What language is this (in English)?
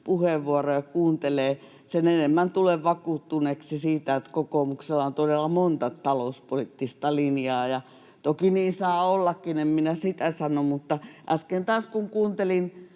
Finnish